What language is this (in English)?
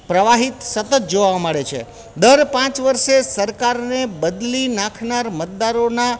Gujarati